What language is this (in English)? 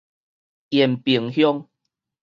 Min Nan Chinese